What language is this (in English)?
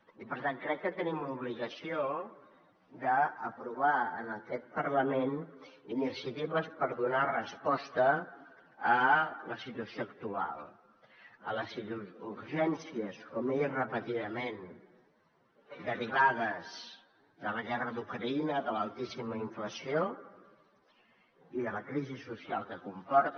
Catalan